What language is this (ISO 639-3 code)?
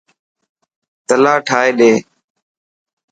mki